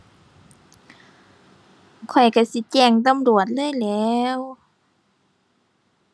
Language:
Thai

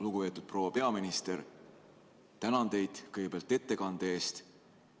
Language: Estonian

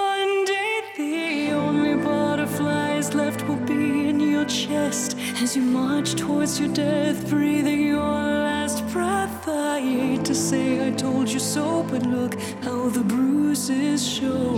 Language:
Greek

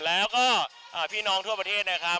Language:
Thai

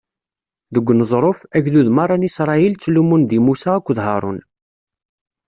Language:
Kabyle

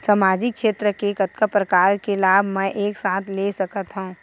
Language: Chhattisgarhi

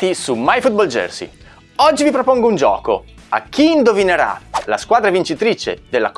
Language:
Italian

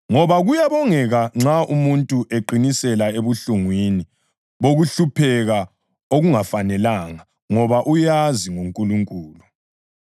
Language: North Ndebele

